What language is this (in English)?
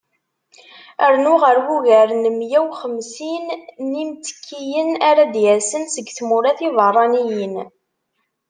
Kabyle